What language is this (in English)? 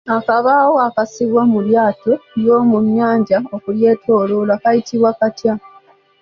Ganda